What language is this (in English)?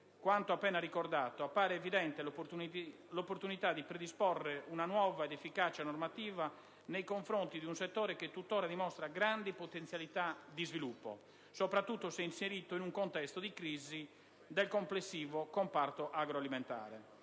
Italian